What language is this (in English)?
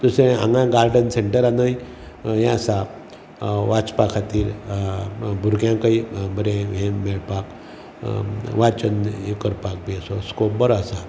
Konkani